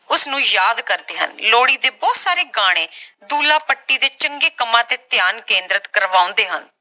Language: Punjabi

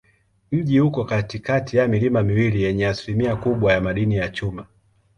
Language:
Swahili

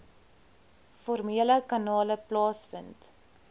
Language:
Afrikaans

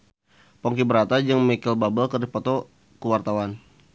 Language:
Sundanese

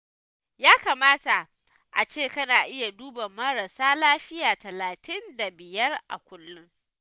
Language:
Hausa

